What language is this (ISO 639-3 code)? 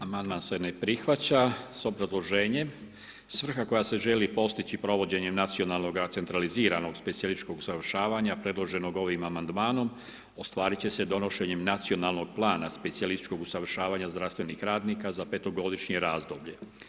hrv